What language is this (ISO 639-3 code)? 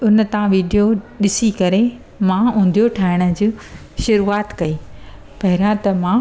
snd